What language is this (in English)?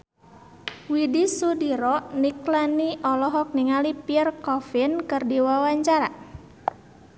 Sundanese